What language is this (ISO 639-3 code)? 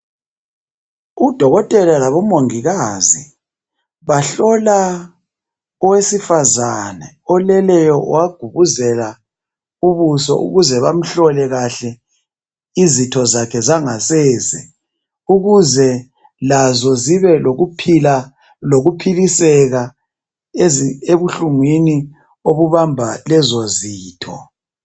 nde